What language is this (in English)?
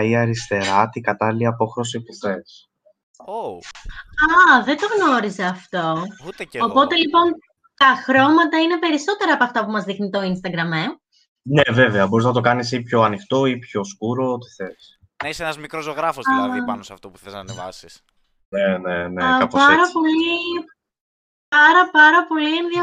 Greek